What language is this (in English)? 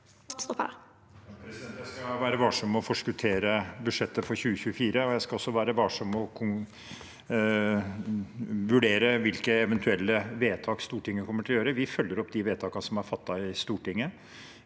Norwegian